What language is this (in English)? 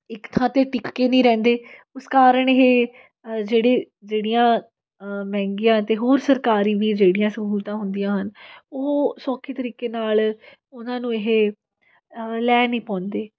Punjabi